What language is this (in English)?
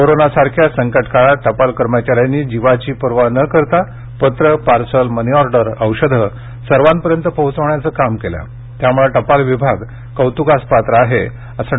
Marathi